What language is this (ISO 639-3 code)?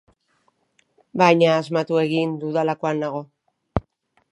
eus